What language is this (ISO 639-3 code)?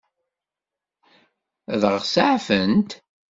kab